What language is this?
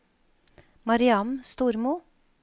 Norwegian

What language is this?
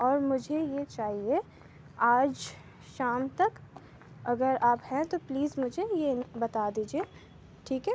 Urdu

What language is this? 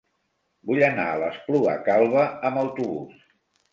Catalan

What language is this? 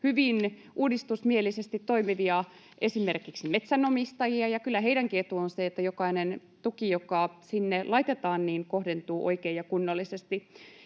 Finnish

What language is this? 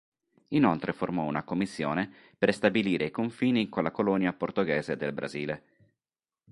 Italian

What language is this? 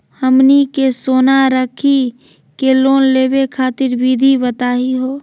Magahi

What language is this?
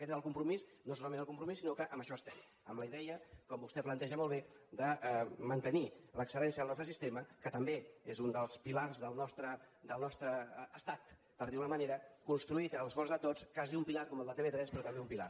Catalan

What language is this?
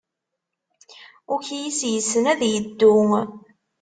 Kabyle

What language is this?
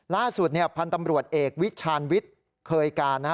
Thai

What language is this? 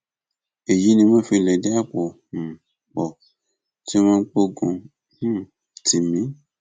Yoruba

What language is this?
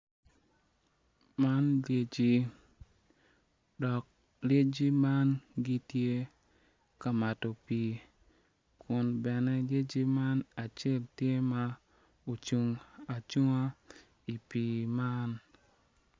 Acoli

